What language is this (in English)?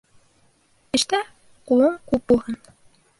Bashkir